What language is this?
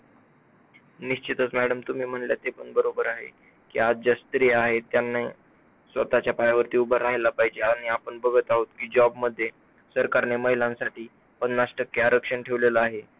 Marathi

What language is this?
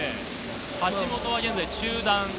Japanese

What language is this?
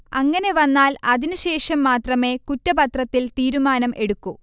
Malayalam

